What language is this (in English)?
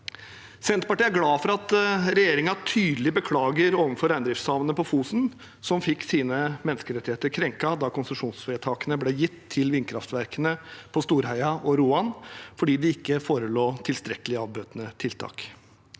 Norwegian